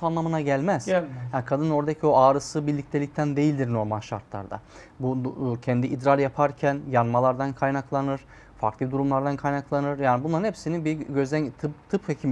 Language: Turkish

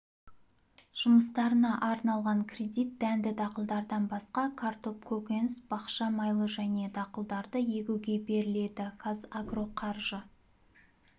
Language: Kazakh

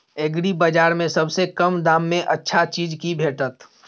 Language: Maithili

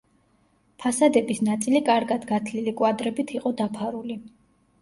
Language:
Georgian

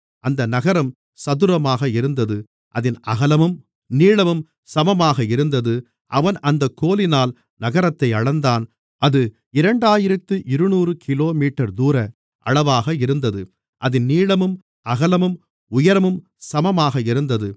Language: Tamil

